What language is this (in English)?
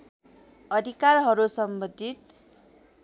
Nepali